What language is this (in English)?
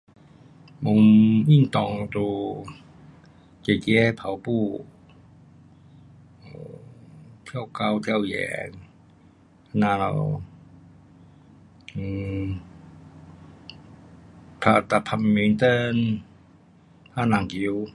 Pu-Xian Chinese